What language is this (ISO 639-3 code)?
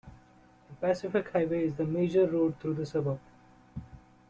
eng